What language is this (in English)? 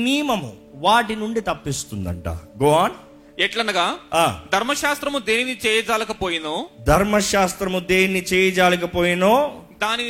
Telugu